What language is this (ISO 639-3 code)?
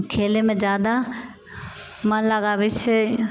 mai